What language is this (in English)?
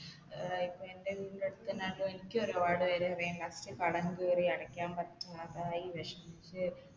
Malayalam